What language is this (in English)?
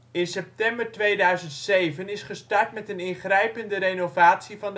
Dutch